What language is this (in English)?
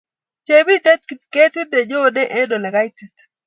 Kalenjin